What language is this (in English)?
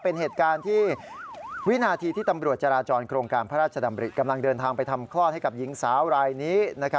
Thai